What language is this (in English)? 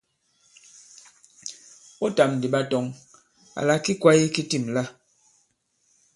Bankon